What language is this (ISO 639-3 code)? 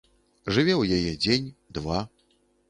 bel